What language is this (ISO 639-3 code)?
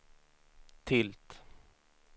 swe